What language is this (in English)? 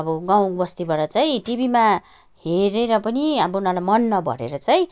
Nepali